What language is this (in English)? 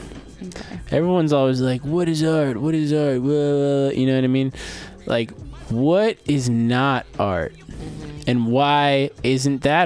English